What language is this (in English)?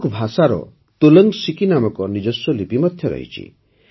Odia